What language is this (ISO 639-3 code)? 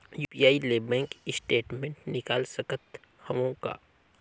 hne